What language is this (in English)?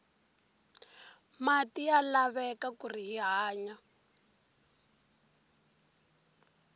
Tsonga